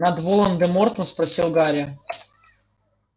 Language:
Russian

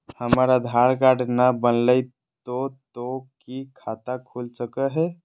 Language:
Magahi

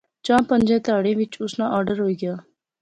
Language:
Pahari-Potwari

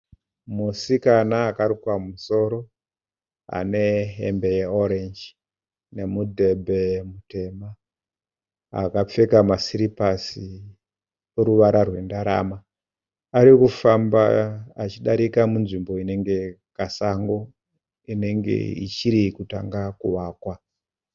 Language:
Shona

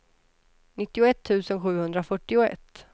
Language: Swedish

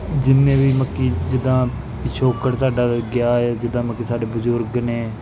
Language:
Punjabi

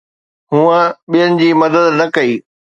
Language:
Sindhi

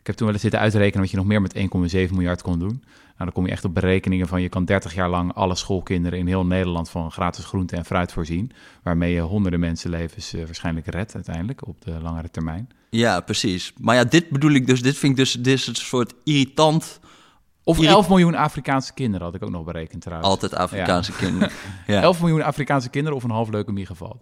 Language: Dutch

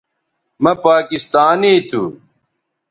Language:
Bateri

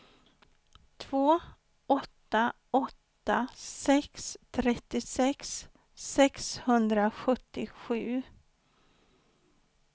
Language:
Swedish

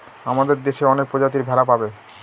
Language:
Bangla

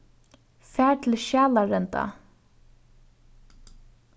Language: Faroese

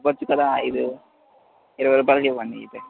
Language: Telugu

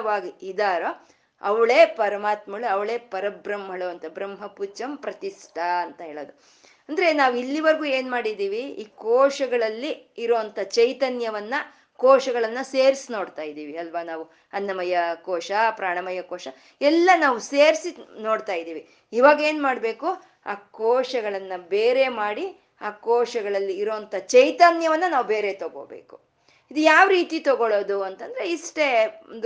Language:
Kannada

